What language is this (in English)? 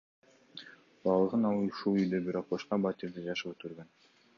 Kyrgyz